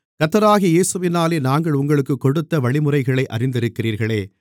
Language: Tamil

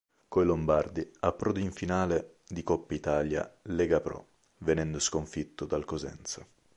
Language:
Italian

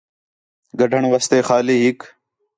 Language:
Khetrani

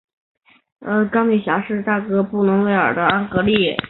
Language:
Chinese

